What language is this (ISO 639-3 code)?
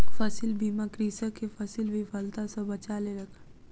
mai